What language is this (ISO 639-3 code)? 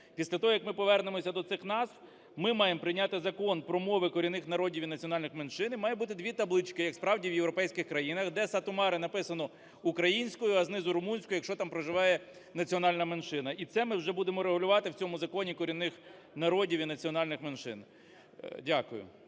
ukr